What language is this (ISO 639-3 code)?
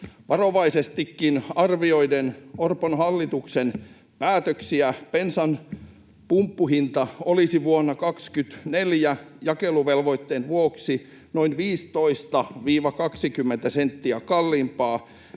fin